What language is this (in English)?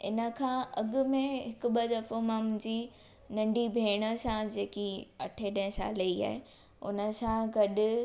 Sindhi